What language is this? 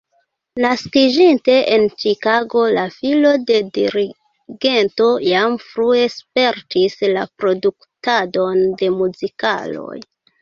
Esperanto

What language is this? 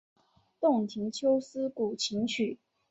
Chinese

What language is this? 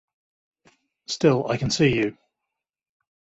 English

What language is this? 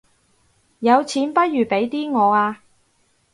Cantonese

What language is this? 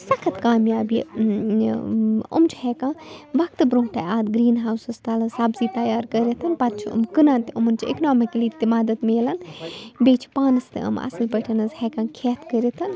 Kashmiri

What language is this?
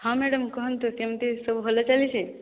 Odia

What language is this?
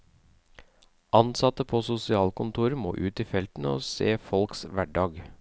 Norwegian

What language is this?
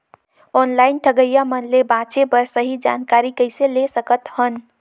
Chhattisgarhi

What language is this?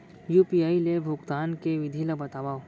Chhattisgarhi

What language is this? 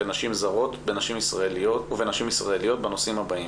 Hebrew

